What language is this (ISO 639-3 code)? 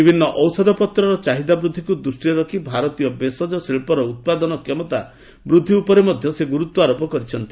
ori